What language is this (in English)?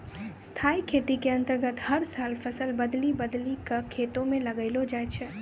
Maithili